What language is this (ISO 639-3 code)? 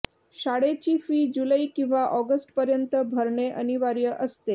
mar